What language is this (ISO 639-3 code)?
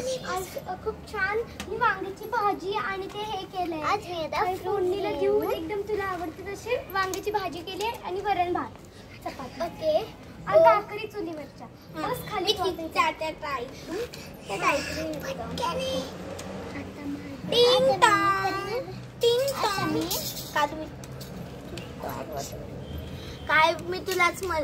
hin